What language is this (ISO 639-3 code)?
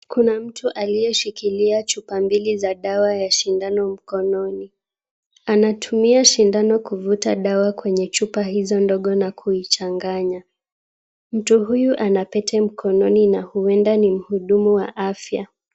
swa